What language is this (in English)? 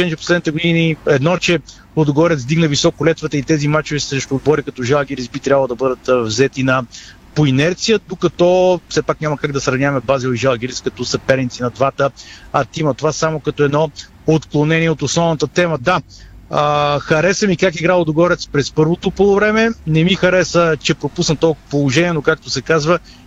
Bulgarian